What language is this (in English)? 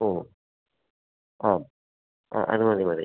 Malayalam